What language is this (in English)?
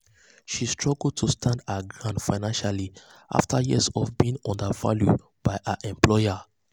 Nigerian Pidgin